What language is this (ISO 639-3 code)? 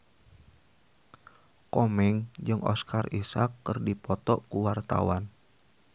sun